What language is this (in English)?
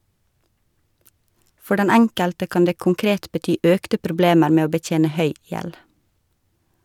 Norwegian